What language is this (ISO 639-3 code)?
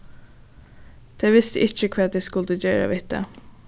fao